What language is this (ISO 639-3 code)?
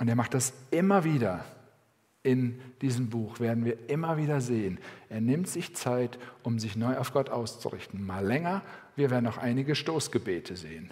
deu